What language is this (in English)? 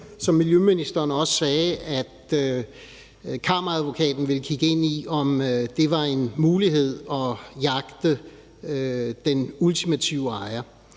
Danish